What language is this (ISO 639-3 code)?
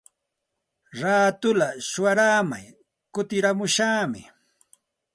qxt